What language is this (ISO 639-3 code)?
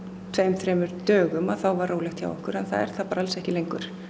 isl